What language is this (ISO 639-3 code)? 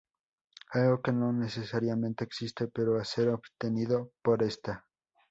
spa